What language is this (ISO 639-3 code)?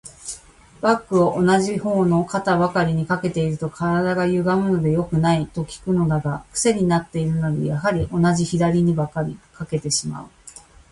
jpn